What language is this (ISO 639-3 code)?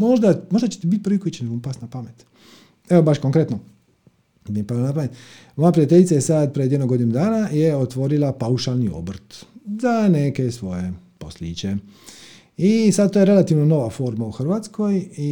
hrv